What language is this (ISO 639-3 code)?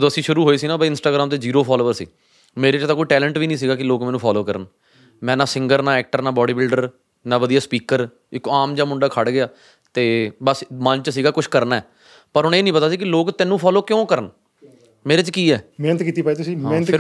pan